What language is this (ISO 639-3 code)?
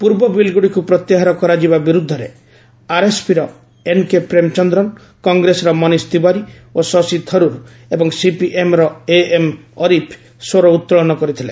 ori